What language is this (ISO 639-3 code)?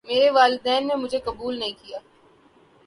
urd